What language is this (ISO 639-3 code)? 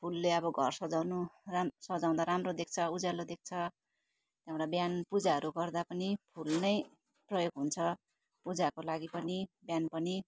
nep